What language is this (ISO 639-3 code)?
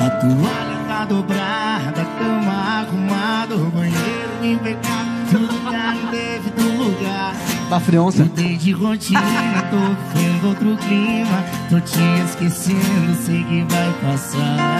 spa